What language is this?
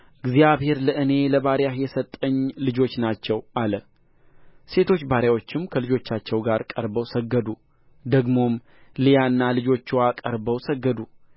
Amharic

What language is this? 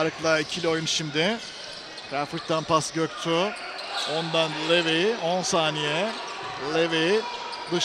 Turkish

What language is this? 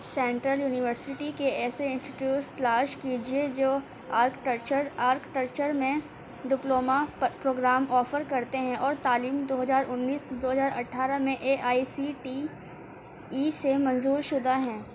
Urdu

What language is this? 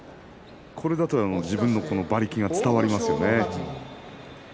Japanese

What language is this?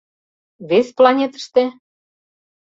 Mari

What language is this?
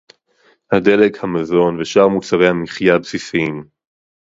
Hebrew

